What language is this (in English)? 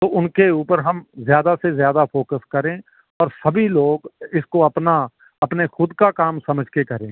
Urdu